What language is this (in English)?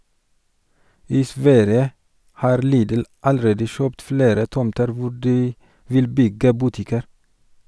Norwegian